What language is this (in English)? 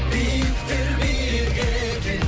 Kazakh